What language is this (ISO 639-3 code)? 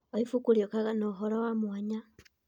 kik